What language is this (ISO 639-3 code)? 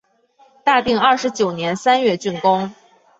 zho